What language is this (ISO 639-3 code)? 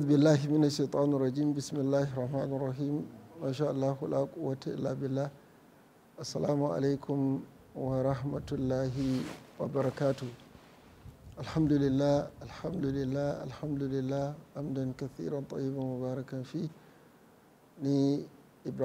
ara